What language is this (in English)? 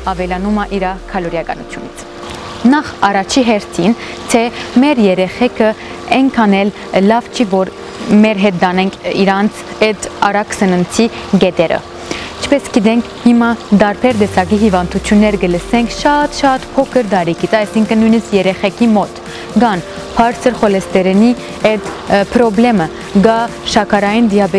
Romanian